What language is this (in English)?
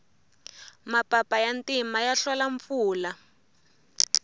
Tsonga